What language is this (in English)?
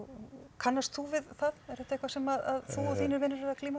Icelandic